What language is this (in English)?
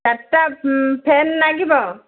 Odia